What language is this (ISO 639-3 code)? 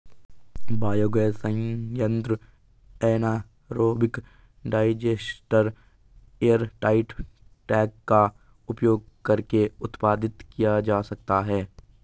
hin